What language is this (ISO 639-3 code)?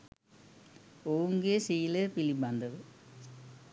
sin